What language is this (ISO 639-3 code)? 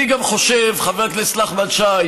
heb